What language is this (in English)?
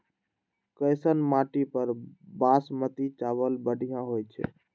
Magahi